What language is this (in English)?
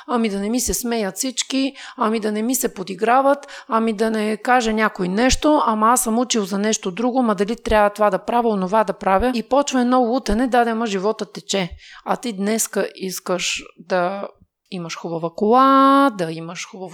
Bulgarian